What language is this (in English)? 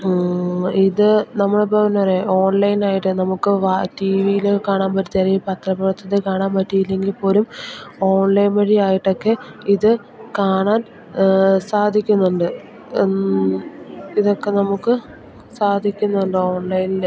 Malayalam